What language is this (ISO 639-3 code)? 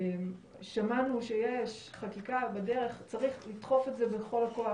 heb